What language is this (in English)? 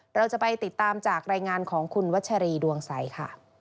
Thai